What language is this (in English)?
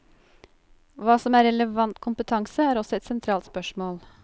Norwegian